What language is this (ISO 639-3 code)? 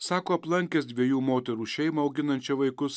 lit